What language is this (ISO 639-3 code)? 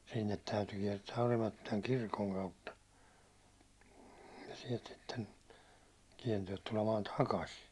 fin